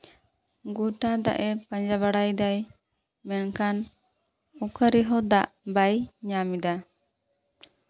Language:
Santali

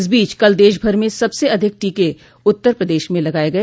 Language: Hindi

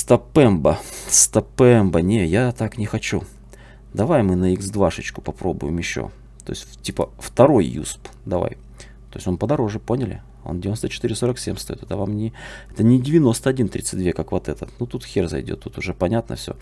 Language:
Russian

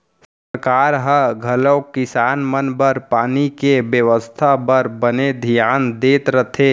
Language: Chhattisgarhi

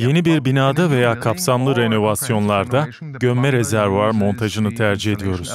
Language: Turkish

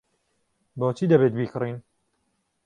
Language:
Central Kurdish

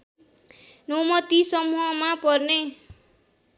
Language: Nepali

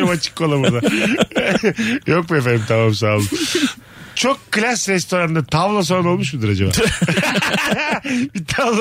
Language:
Turkish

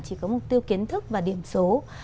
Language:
Vietnamese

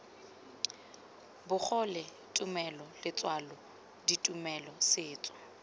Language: Tswana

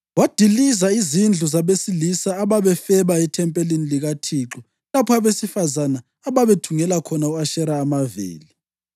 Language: North Ndebele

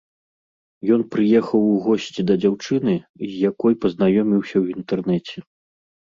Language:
Belarusian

